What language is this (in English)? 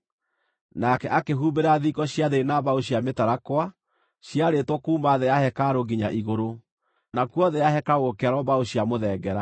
Kikuyu